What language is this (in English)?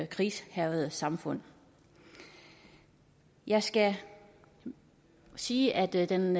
Danish